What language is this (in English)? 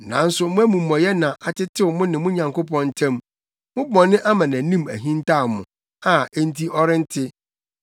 Akan